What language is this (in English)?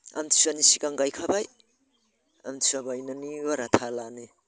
Bodo